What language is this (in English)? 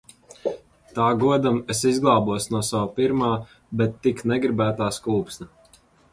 Latvian